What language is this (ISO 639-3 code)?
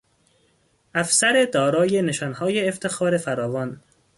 fas